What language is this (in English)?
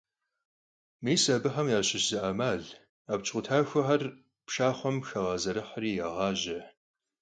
Kabardian